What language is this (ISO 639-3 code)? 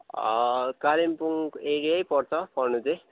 nep